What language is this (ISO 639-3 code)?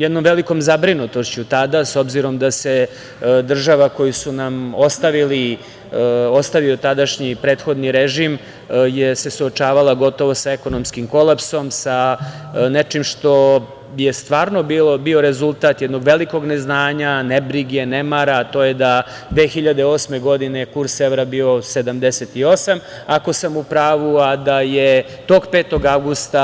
srp